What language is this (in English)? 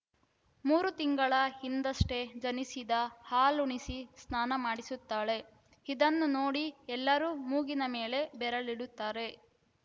Kannada